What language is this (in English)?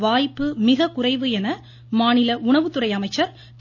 Tamil